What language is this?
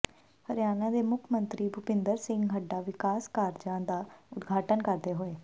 Punjabi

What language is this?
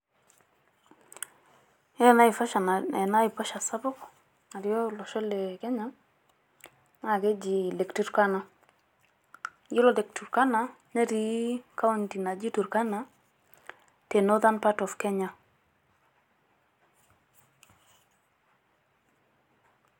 Masai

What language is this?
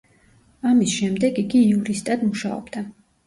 Georgian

